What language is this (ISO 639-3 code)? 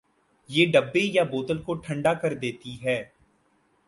urd